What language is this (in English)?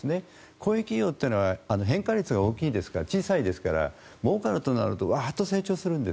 Japanese